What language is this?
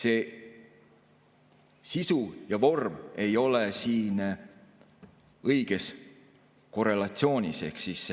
Estonian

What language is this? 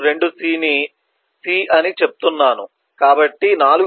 Telugu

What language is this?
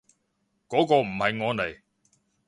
Cantonese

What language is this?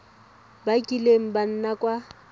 Tswana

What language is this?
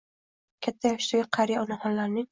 Uzbek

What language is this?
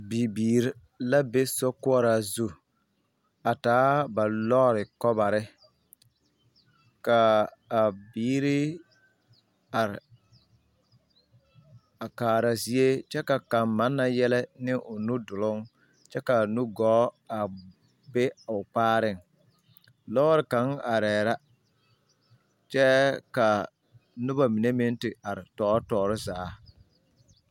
Southern Dagaare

